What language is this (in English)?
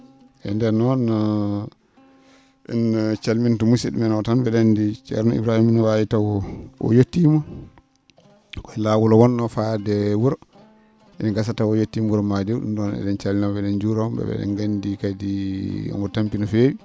Fula